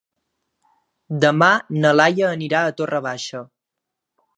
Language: Catalan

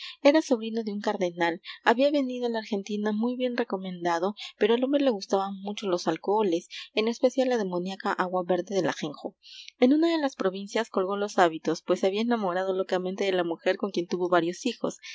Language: Spanish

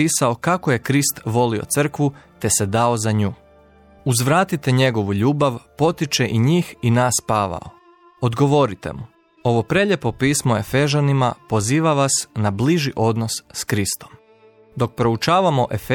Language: Croatian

